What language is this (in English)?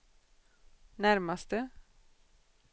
Swedish